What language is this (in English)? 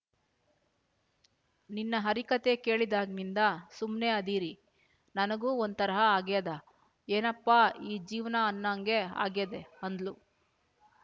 Kannada